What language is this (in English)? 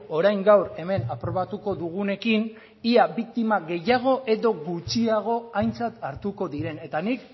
Basque